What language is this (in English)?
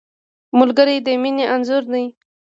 Pashto